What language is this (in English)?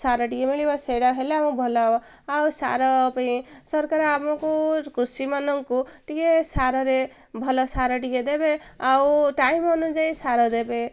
Odia